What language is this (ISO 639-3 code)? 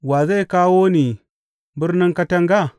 hau